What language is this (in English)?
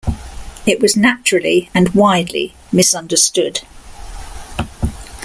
English